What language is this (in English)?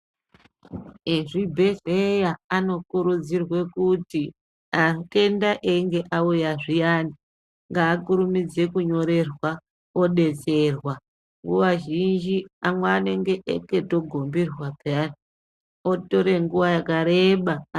Ndau